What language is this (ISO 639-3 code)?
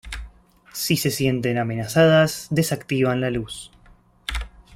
spa